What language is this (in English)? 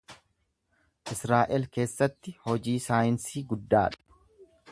Oromo